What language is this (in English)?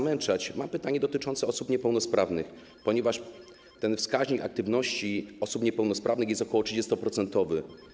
Polish